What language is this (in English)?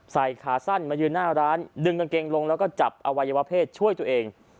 Thai